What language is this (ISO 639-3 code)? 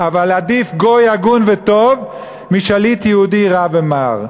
heb